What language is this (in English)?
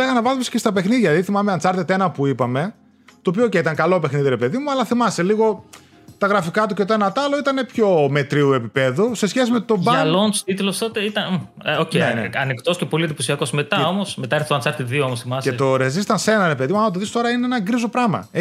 Greek